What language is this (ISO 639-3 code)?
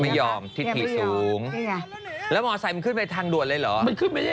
tha